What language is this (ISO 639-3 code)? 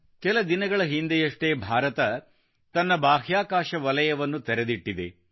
kan